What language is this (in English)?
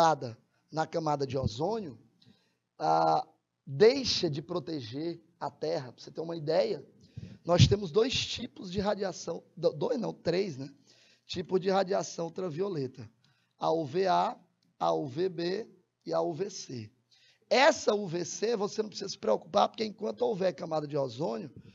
Portuguese